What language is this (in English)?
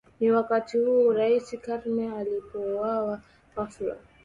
Swahili